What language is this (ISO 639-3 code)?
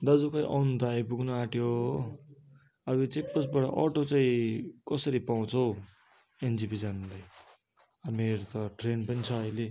nep